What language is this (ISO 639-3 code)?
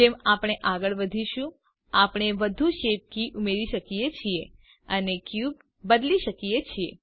guj